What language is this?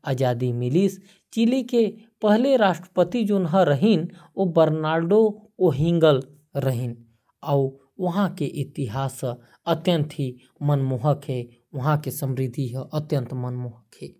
Korwa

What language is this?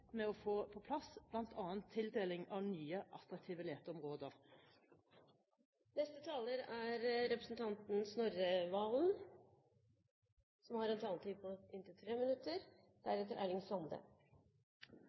Norwegian Bokmål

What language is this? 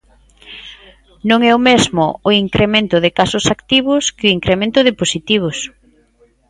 Galician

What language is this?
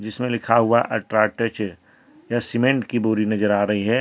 Hindi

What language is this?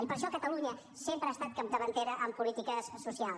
Catalan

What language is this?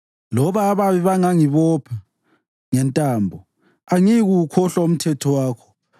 North Ndebele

